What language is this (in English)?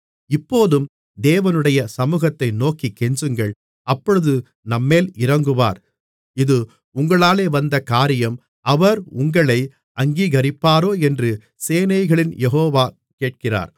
Tamil